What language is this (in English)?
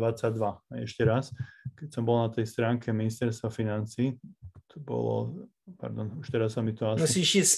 Slovak